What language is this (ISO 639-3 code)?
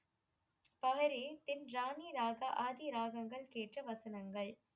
tam